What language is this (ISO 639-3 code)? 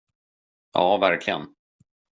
swe